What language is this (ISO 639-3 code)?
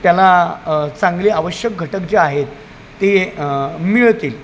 mar